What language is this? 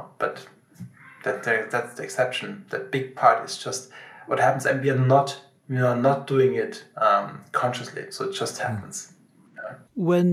English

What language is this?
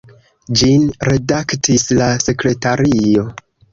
Esperanto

